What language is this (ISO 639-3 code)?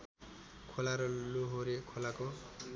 nep